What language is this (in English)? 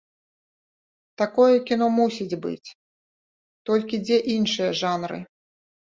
Belarusian